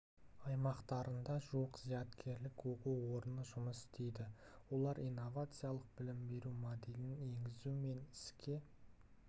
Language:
Kazakh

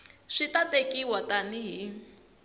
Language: Tsonga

